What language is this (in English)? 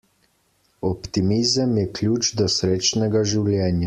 Slovenian